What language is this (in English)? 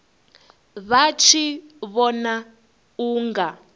Venda